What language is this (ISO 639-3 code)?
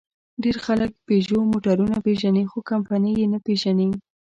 pus